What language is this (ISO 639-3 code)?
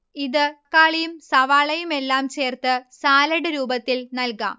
mal